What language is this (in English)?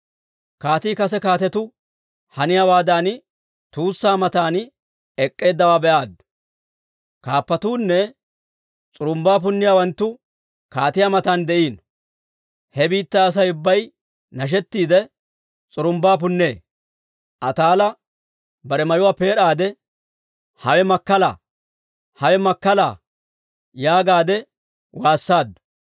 Dawro